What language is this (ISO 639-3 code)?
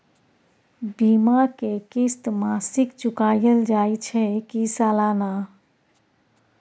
mai